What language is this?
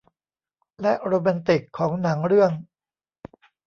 Thai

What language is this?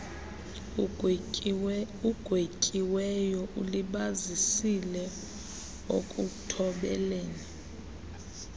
Xhosa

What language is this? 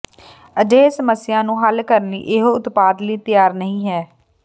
Punjabi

